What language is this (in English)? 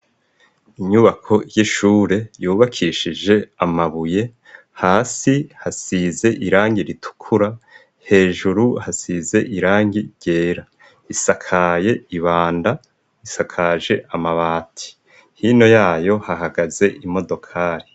Rundi